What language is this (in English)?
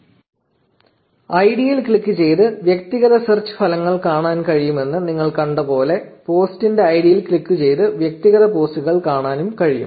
Malayalam